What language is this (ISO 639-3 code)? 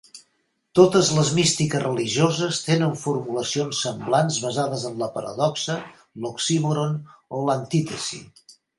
cat